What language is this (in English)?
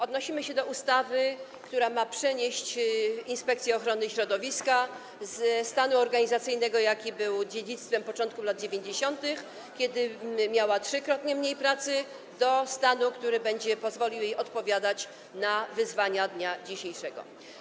Polish